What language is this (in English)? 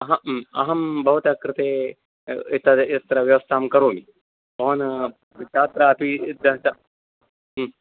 Sanskrit